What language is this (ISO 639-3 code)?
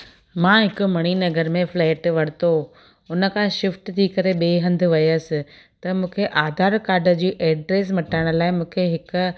snd